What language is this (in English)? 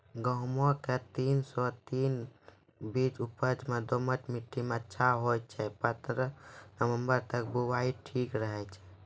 Maithili